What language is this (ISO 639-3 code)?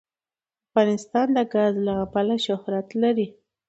pus